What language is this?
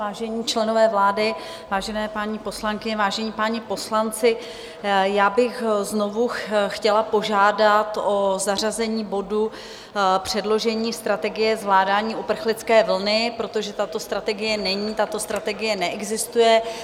Czech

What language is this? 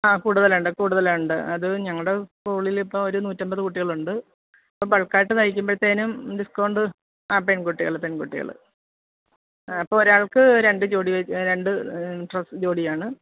Malayalam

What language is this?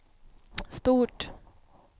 Swedish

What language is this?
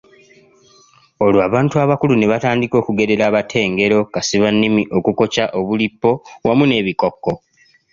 Ganda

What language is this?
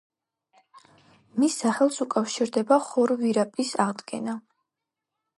Georgian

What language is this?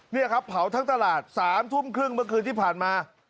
Thai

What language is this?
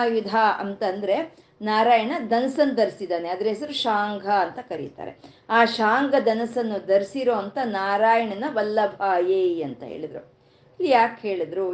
Kannada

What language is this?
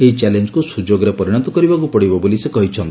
Odia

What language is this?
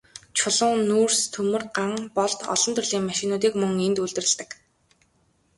Mongolian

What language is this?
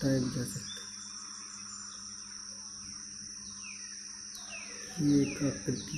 Hindi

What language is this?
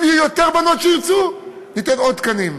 Hebrew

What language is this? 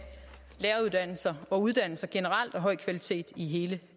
Danish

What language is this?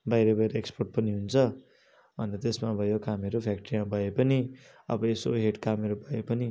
Nepali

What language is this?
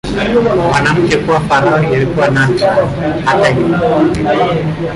Swahili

